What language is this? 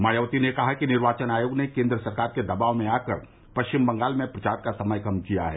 Hindi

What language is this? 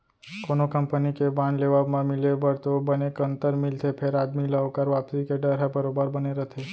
Chhattisgarhi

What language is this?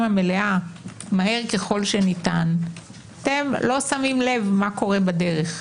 Hebrew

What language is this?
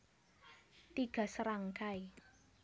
Javanese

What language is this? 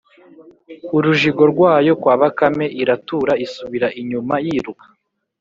Kinyarwanda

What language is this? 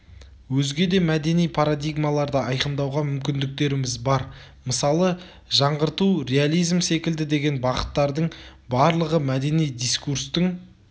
Kazakh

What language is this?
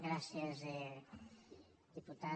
Catalan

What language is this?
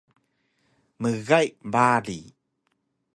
Taroko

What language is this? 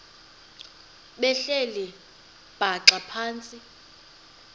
Xhosa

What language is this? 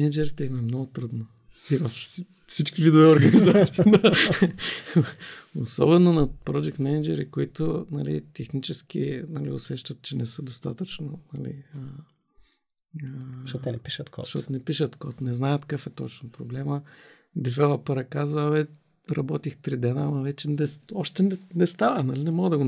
Bulgarian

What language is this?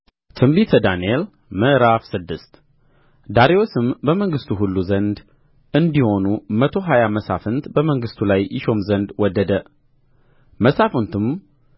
Amharic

